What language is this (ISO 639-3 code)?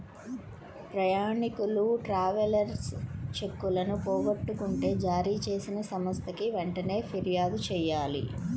tel